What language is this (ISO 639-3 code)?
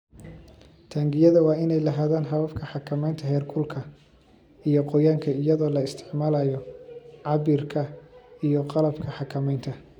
som